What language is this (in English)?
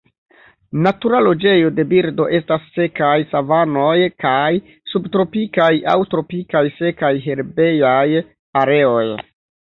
Esperanto